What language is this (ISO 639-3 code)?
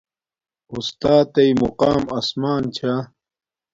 dmk